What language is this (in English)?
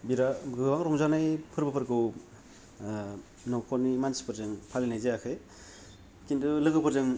Bodo